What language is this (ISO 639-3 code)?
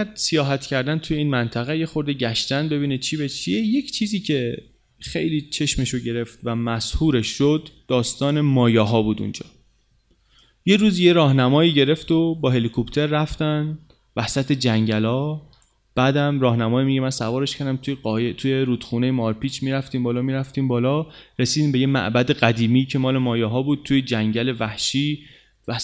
fas